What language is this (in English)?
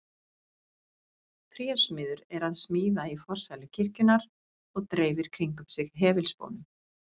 Icelandic